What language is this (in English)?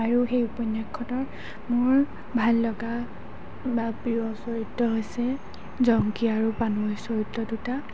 Assamese